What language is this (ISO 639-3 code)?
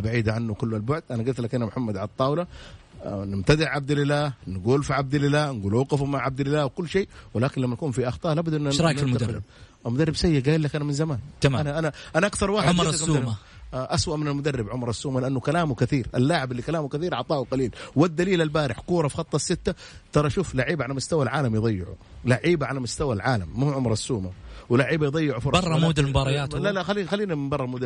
ara